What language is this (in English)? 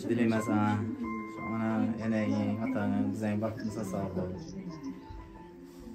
Turkish